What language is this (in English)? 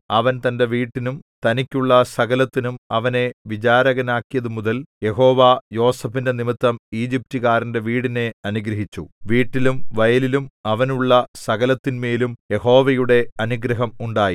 Malayalam